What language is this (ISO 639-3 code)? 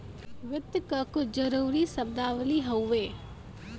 bho